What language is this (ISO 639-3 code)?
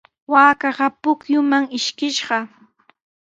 qws